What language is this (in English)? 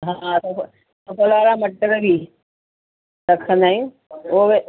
Sindhi